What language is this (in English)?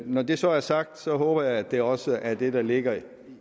Danish